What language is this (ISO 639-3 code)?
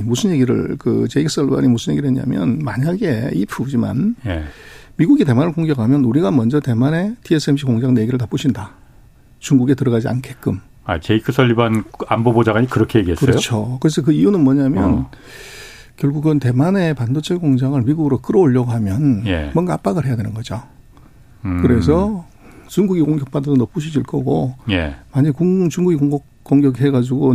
kor